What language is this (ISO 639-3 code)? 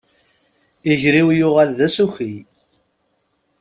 kab